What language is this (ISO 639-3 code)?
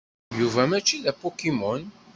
kab